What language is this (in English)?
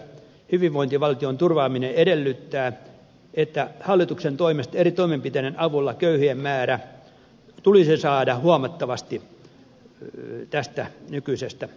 Finnish